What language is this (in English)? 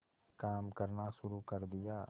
Hindi